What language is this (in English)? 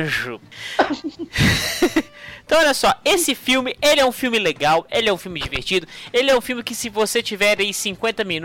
Portuguese